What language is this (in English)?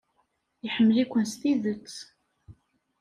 Kabyle